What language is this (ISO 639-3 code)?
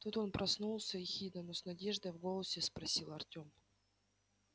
rus